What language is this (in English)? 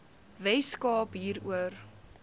Afrikaans